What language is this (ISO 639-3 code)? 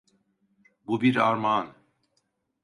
tur